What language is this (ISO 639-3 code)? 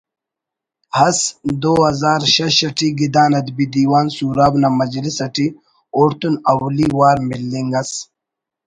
brh